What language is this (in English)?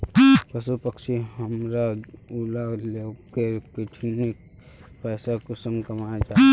Magahi